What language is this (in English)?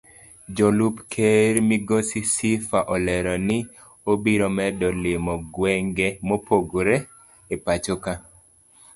Luo (Kenya and Tanzania)